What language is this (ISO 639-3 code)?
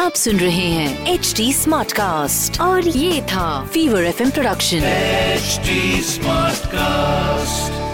hin